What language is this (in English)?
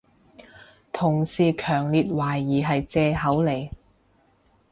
Cantonese